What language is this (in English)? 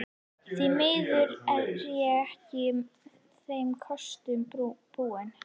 Icelandic